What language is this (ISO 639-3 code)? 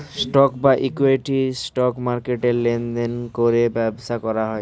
ben